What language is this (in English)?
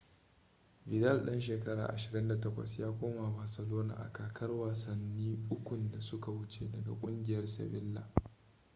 Hausa